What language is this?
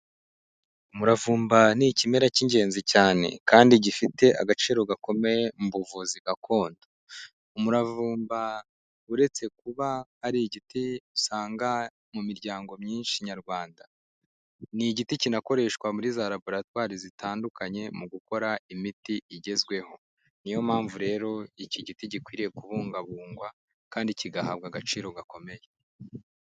Kinyarwanda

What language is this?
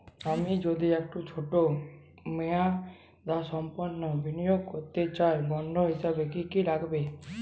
Bangla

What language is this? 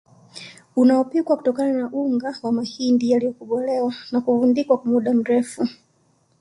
Swahili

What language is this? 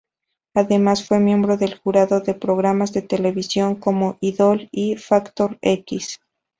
Spanish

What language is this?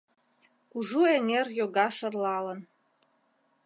Mari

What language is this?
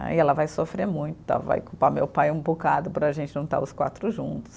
Portuguese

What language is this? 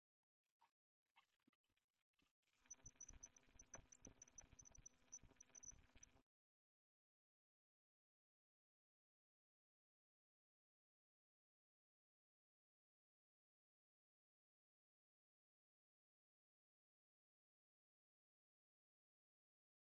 Mongolian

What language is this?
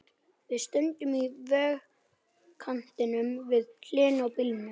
Icelandic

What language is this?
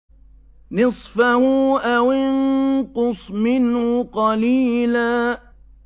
Arabic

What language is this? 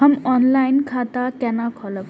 Maithili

